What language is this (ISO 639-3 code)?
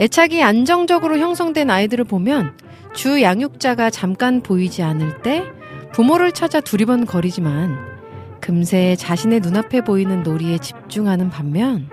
kor